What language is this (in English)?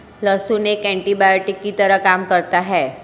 Hindi